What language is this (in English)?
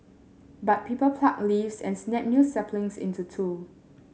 English